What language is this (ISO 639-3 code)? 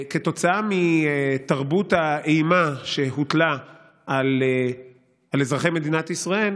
heb